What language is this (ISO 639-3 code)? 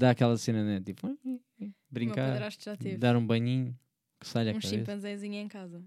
por